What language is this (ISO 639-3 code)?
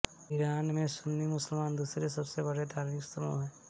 hin